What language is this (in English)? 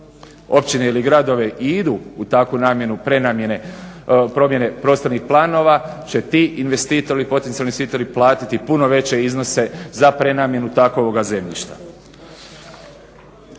Croatian